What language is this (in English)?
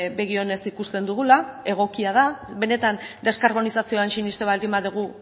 Basque